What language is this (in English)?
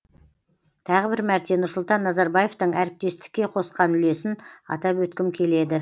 Kazakh